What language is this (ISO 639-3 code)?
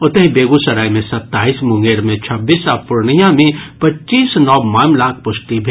mai